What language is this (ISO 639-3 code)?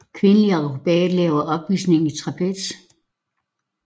dan